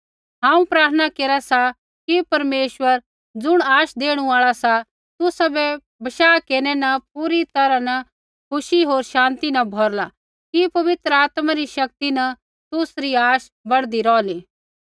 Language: Kullu Pahari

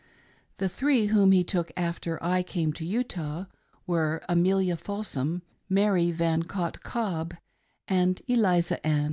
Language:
English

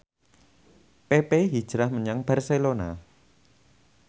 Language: Javanese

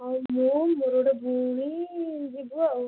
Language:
Odia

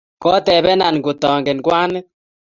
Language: Kalenjin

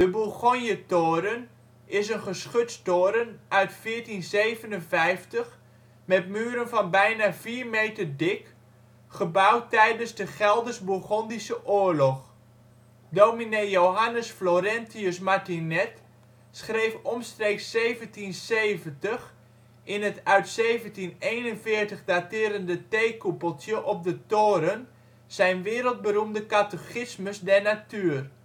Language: Dutch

